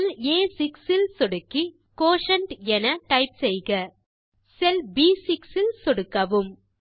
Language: Tamil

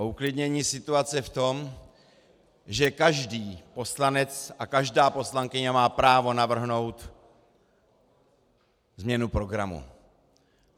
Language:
Czech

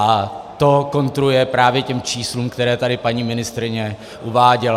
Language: Czech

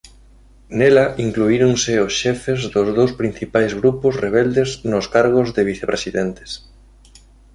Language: Galician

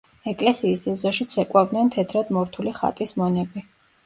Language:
Georgian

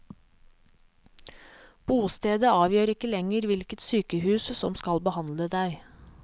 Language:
Norwegian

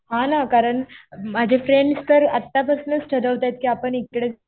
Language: Marathi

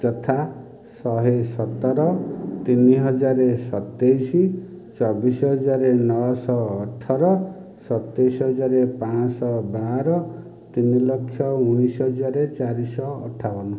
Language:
Odia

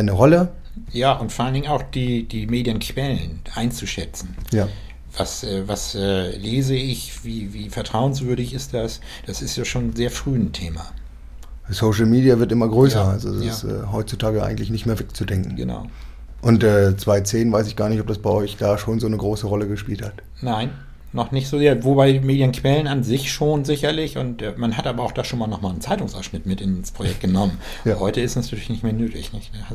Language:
German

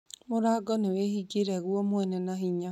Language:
Kikuyu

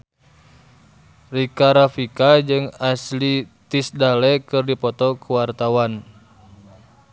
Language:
Sundanese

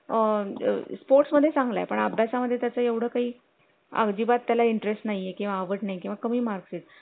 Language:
Marathi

